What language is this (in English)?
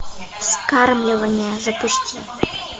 Russian